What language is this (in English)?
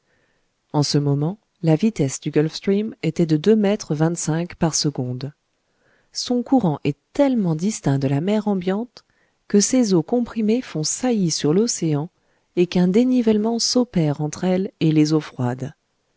French